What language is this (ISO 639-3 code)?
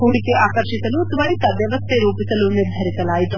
kan